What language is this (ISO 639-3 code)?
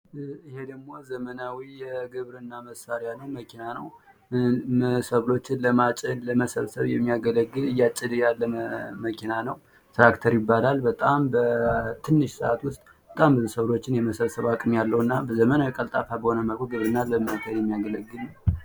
amh